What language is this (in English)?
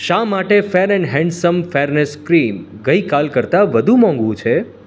Gujarati